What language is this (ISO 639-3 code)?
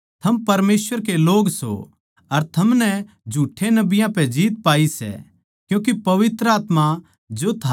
bgc